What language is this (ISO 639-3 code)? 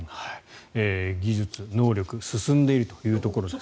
jpn